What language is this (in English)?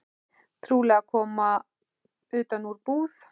Icelandic